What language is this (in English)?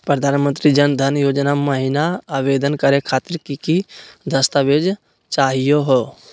Magahi